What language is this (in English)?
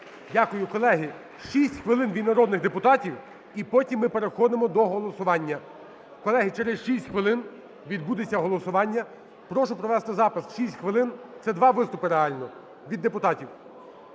Ukrainian